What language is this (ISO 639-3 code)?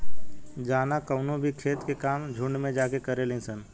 bho